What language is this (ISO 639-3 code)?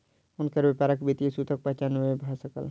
mai